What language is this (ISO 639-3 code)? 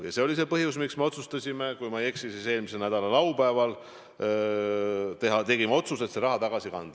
est